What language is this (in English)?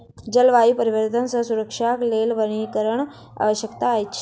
Maithili